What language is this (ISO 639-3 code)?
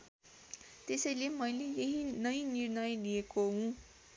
nep